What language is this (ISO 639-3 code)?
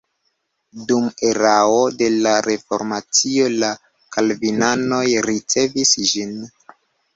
epo